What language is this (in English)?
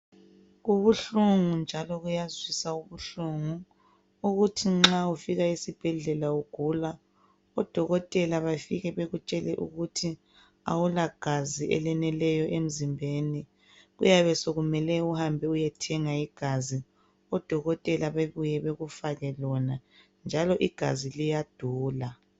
North Ndebele